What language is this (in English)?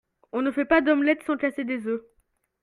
French